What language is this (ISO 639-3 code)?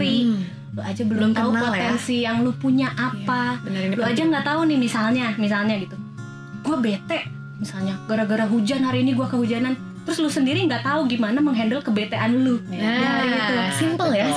ind